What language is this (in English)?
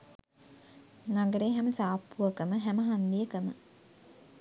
Sinhala